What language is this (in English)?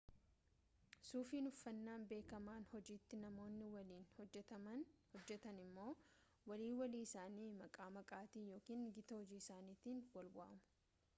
Oromo